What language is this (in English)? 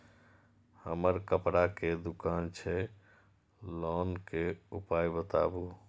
Maithili